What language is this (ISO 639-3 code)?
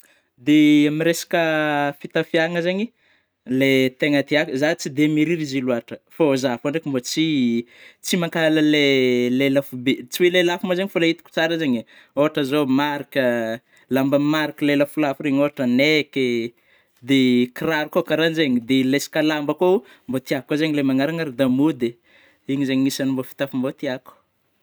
bmm